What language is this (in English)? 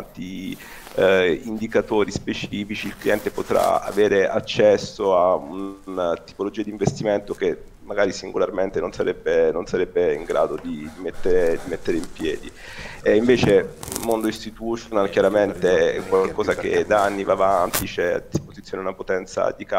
Italian